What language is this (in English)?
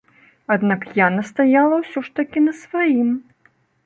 Belarusian